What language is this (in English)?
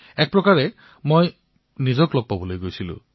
Assamese